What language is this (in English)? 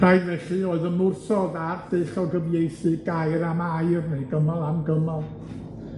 Welsh